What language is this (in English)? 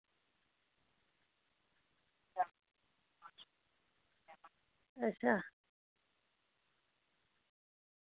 Dogri